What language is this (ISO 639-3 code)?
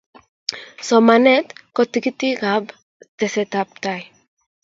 kln